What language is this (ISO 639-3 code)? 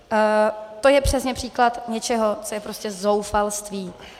ces